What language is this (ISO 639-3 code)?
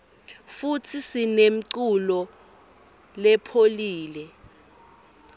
ssw